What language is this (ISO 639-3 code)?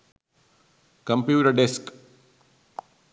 sin